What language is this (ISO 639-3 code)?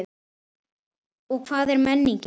isl